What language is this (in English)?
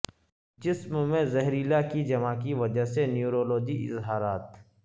Urdu